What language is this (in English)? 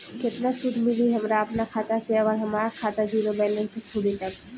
Bhojpuri